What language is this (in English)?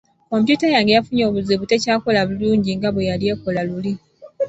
Ganda